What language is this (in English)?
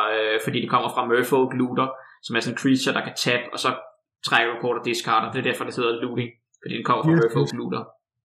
Danish